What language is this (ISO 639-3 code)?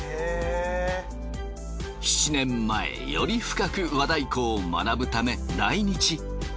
jpn